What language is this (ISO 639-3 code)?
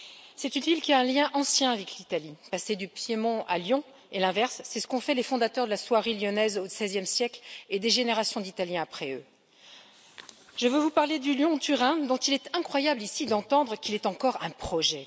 fra